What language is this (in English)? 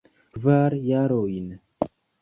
Esperanto